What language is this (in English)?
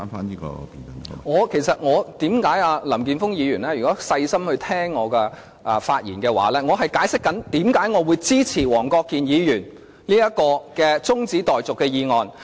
Cantonese